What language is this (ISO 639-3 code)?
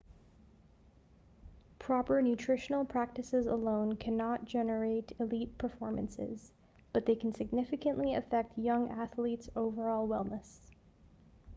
eng